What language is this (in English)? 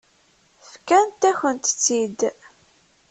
Kabyle